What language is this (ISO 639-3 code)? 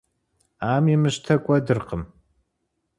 kbd